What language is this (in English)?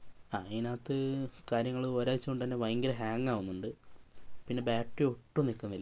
Malayalam